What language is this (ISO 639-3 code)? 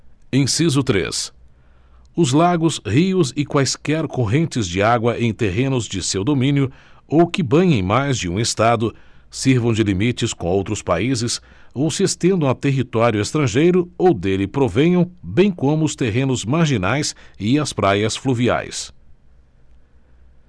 por